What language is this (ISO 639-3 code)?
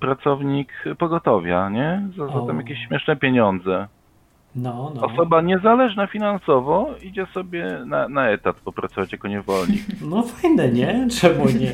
pol